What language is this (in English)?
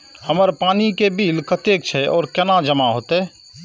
Maithili